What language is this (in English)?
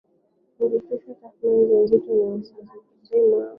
Swahili